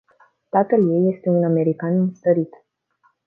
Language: Romanian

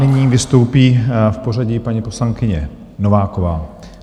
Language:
Czech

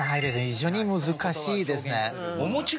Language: Japanese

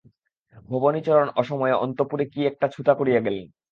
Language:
Bangla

